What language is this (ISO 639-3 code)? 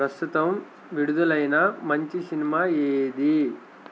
tel